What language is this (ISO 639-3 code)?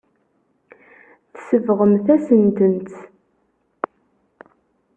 kab